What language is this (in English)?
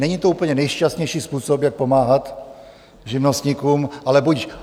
Czech